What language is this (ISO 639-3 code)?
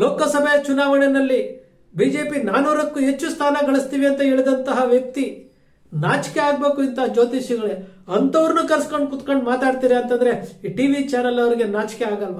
kan